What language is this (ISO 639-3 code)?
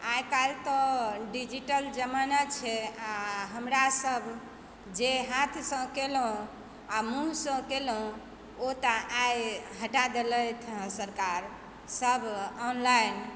mai